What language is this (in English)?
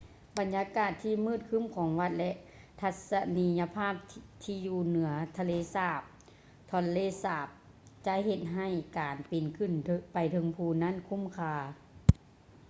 Lao